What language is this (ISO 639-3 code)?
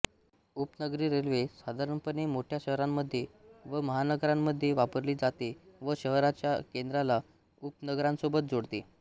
mar